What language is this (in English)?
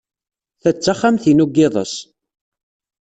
Kabyle